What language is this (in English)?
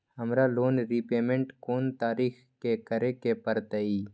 Magahi